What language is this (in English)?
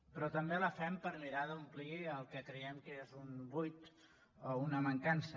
Catalan